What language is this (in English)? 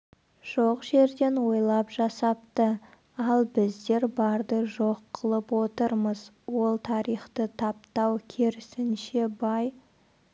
Kazakh